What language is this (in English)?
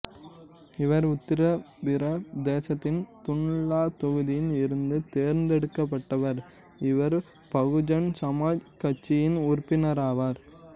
Tamil